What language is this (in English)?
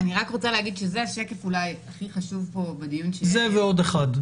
Hebrew